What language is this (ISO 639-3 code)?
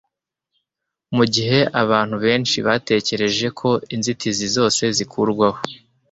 kin